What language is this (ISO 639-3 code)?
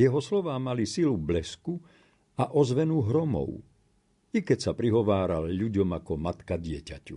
slk